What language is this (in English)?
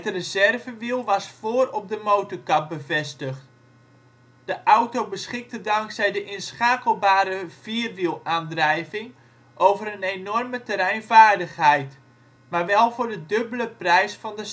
Dutch